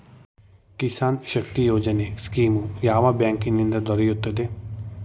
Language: Kannada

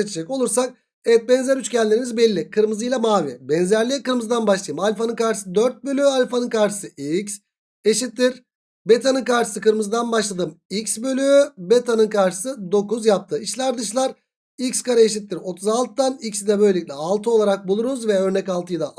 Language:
Turkish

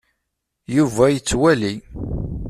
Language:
Kabyle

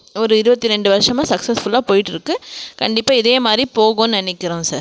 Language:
Tamil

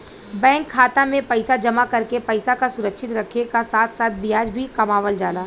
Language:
Bhojpuri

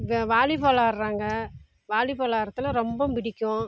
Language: Tamil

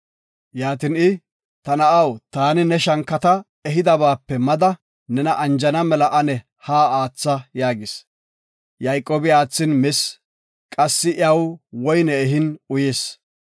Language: Gofa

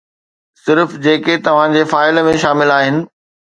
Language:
Sindhi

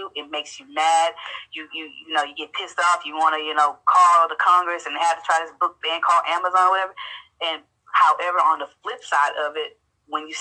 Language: English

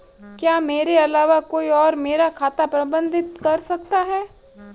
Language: Hindi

